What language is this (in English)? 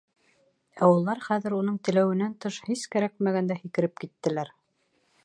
Bashkir